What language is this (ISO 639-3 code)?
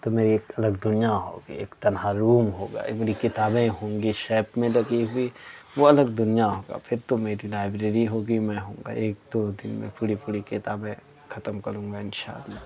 urd